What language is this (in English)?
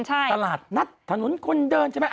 Thai